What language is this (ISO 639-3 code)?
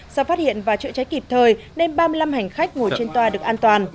vie